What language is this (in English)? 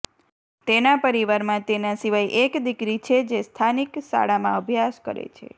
Gujarati